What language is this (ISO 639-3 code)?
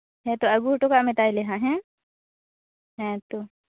sat